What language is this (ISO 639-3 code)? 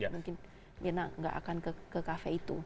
ind